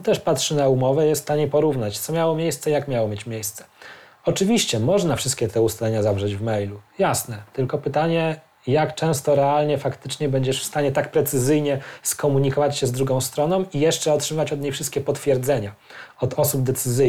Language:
Polish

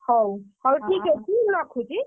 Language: Odia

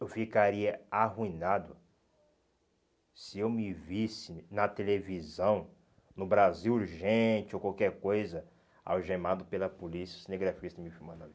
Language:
Portuguese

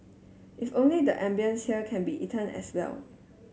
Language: English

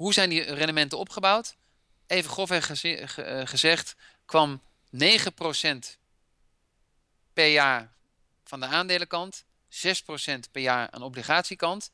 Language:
Dutch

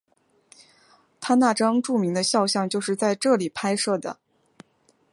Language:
Chinese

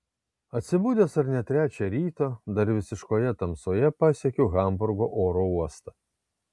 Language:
Lithuanian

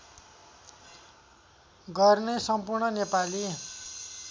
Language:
Nepali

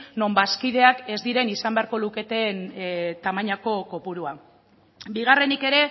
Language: Basque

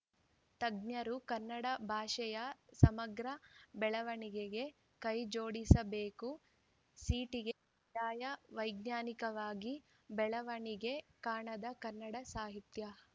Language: Kannada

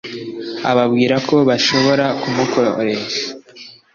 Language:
Kinyarwanda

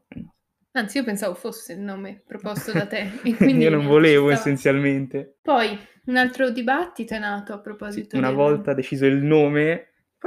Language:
Italian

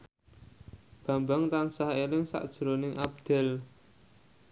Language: Javanese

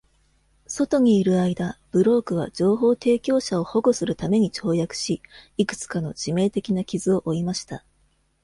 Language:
Japanese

